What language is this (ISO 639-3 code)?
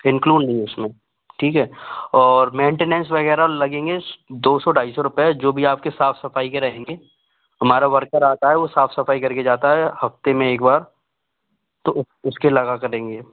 hin